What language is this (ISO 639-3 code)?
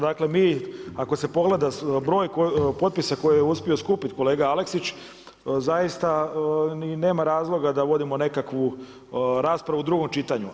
hrv